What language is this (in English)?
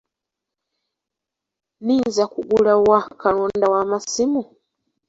Ganda